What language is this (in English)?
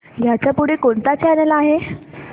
Marathi